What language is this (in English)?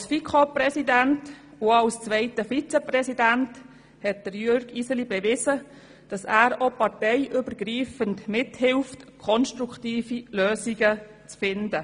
Swiss German